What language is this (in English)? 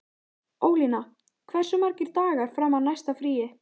Icelandic